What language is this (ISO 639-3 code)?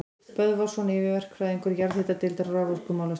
isl